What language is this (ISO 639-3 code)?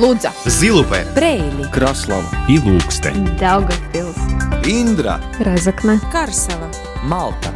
rus